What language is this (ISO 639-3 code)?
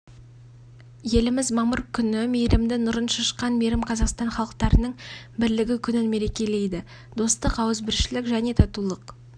kaz